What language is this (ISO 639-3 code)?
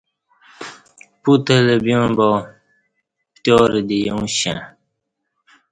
bsh